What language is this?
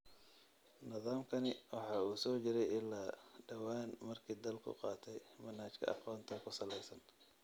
Somali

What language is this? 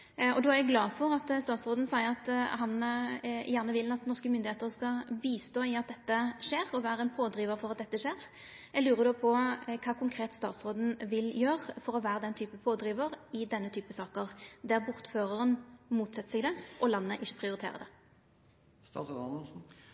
Norwegian Nynorsk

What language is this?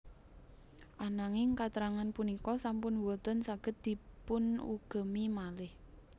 Javanese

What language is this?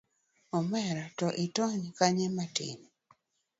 Luo (Kenya and Tanzania)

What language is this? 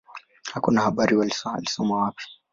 Swahili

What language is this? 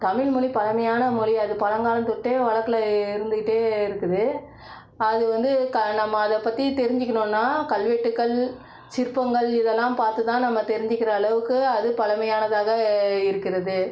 Tamil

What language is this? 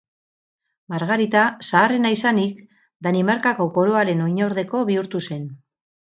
Basque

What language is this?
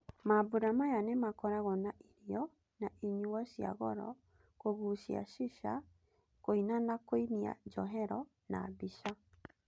Kikuyu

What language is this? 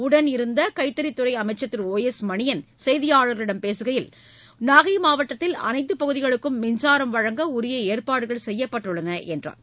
Tamil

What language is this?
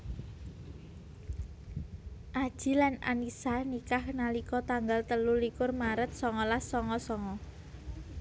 Javanese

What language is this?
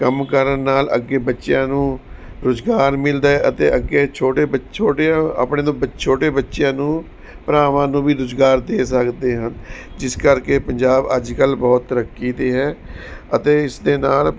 Punjabi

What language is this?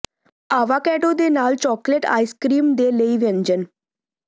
Punjabi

